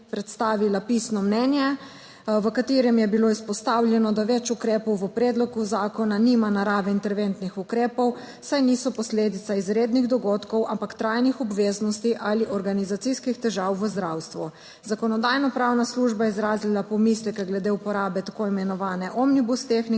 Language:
Slovenian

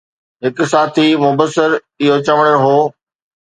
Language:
Sindhi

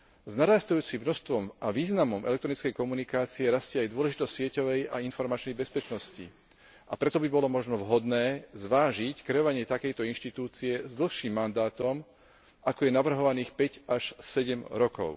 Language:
Slovak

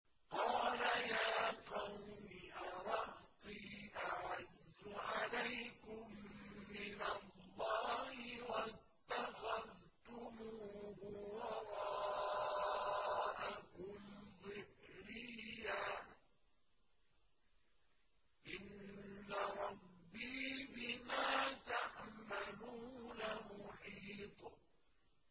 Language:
Arabic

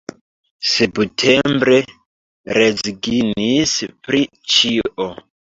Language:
Esperanto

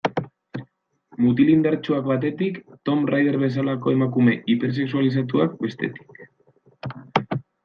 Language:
Basque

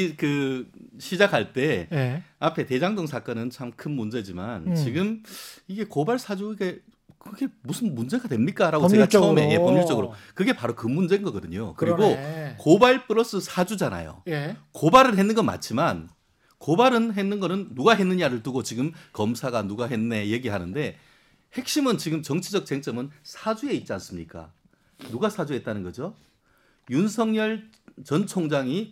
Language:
Korean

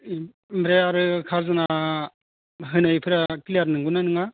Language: Bodo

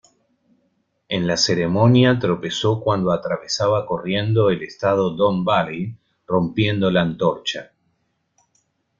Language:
Spanish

